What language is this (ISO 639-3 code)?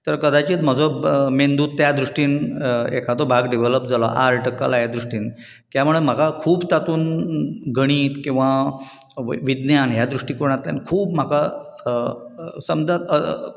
kok